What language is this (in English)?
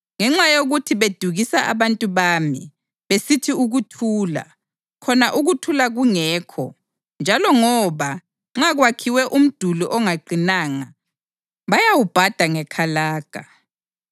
North Ndebele